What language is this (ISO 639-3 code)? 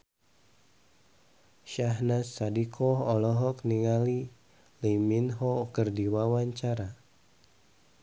sun